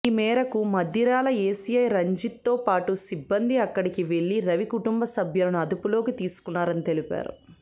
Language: Telugu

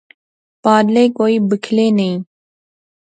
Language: Pahari-Potwari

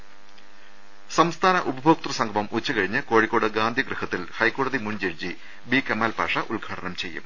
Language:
Malayalam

